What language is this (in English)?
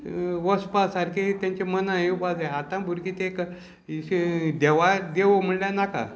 Konkani